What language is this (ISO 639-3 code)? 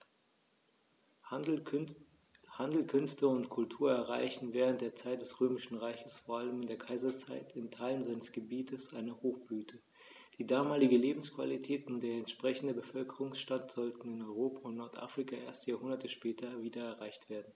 deu